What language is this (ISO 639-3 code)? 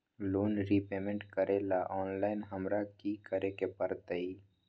mag